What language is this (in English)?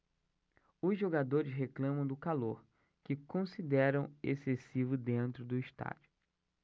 Portuguese